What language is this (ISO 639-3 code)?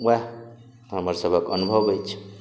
mai